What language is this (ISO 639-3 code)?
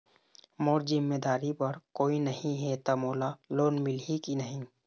hne